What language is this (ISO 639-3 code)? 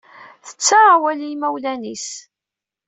kab